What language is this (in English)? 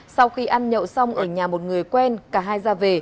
Vietnamese